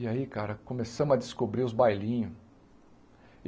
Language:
Portuguese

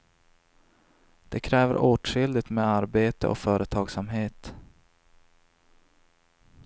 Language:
Swedish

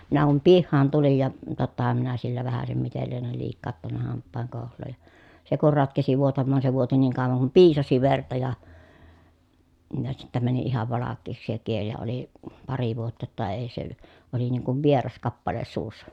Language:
Finnish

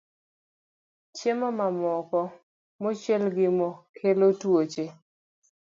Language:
Luo (Kenya and Tanzania)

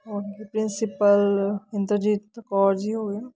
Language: Punjabi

